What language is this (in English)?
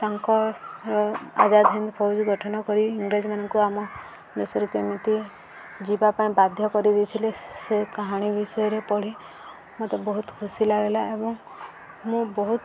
Odia